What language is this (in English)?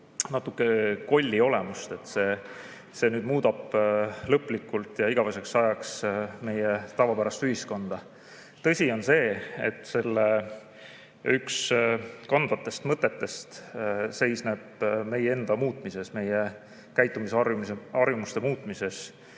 Estonian